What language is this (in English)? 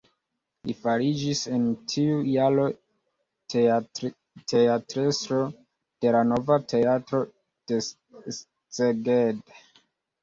Esperanto